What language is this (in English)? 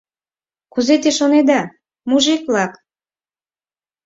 Mari